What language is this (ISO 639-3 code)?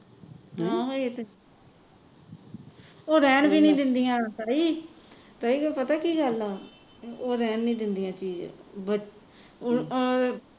pan